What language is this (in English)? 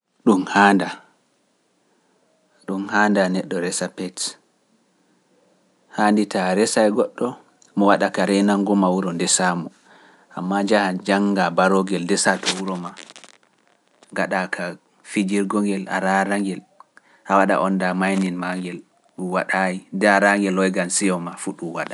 Pular